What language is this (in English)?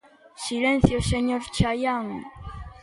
Galician